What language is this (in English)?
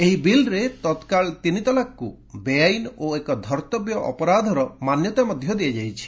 Odia